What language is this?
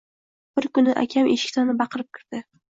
Uzbek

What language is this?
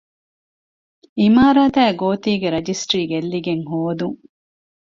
Divehi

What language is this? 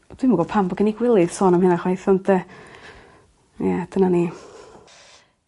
Welsh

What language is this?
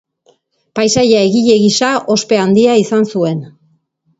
Basque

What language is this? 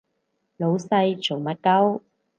Cantonese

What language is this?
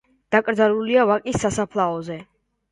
Georgian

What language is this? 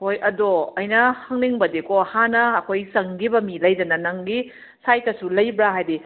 Manipuri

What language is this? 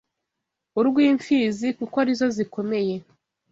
Kinyarwanda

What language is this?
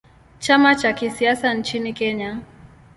Swahili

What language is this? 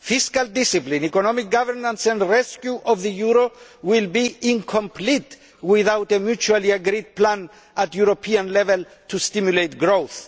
English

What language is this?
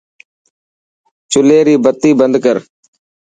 Dhatki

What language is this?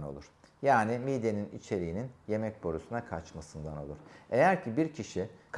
Turkish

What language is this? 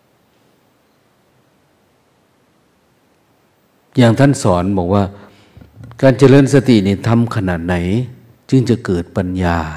Thai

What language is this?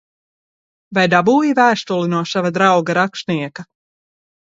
Latvian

